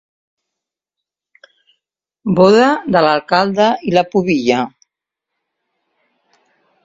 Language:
Catalan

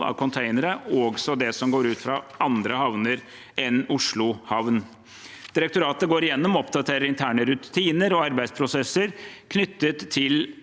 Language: Norwegian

